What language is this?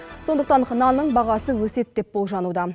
Kazakh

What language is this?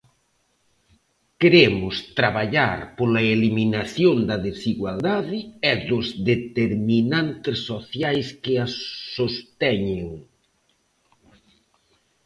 Galician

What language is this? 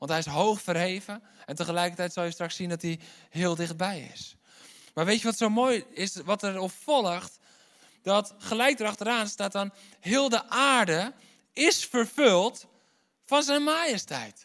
Dutch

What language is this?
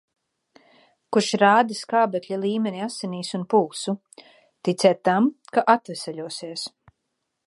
Latvian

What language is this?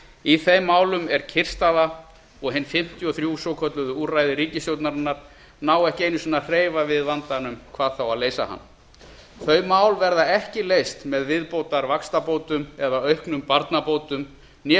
Icelandic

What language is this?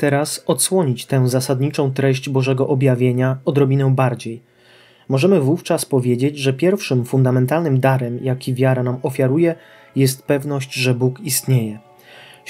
Polish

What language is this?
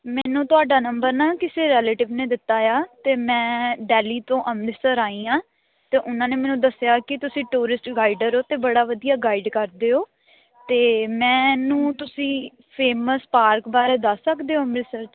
Punjabi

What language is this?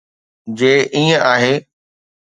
Sindhi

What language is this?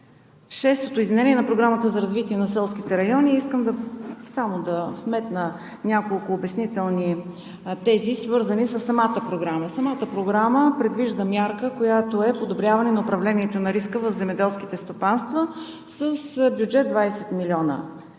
Bulgarian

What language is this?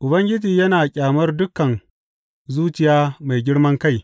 Hausa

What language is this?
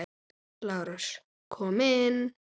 Icelandic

